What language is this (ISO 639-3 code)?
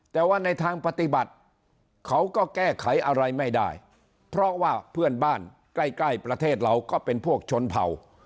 tha